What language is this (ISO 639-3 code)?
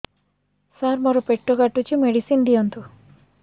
ori